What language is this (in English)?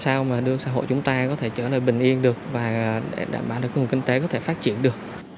Vietnamese